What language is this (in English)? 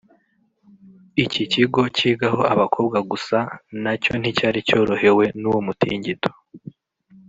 Kinyarwanda